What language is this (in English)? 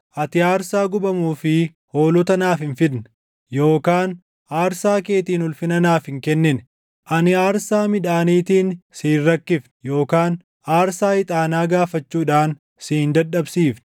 Oromo